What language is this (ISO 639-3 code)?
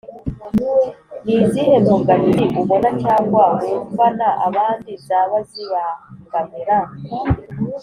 kin